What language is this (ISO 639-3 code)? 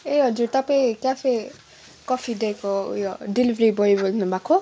nep